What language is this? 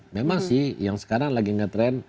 Indonesian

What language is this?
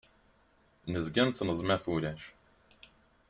Kabyle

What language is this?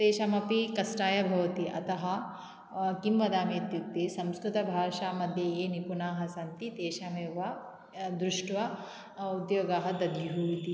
Sanskrit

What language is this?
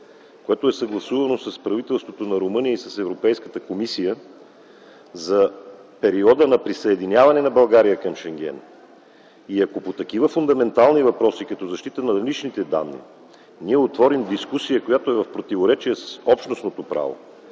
Bulgarian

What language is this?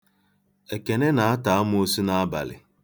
Igbo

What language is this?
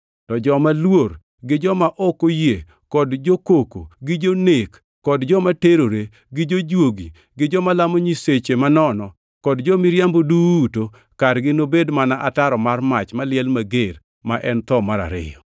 Luo (Kenya and Tanzania)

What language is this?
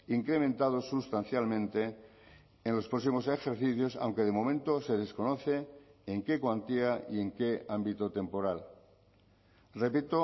Spanish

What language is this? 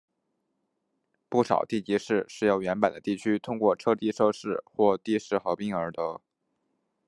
Chinese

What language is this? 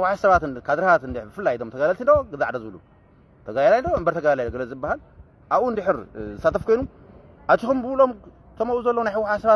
Arabic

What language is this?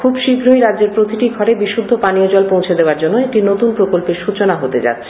Bangla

